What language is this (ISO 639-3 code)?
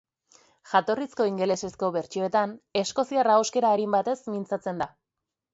eus